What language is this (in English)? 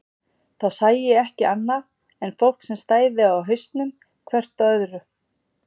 Icelandic